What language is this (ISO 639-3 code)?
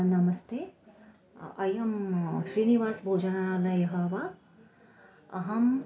san